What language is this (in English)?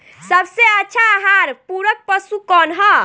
Bhojpuri